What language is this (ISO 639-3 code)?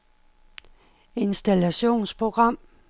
dan